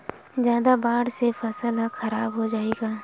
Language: Chhattisgarhi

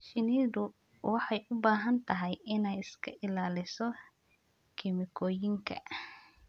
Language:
Somali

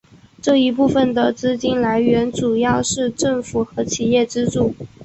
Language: Chinese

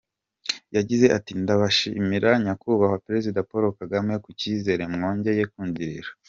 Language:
Kinyarwanda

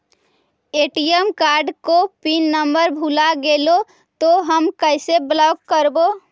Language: Magahi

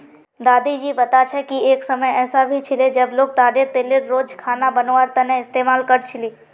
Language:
Magahi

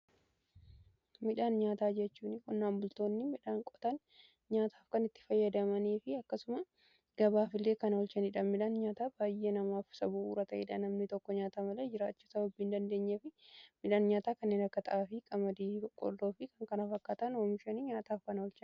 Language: Oromo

